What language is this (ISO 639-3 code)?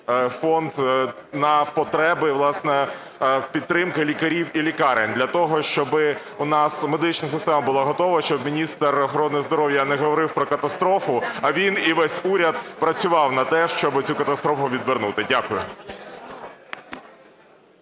ukr